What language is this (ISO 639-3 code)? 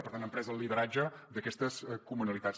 cat